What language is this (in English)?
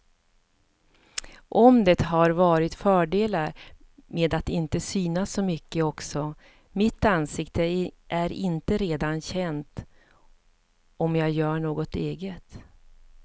Swedish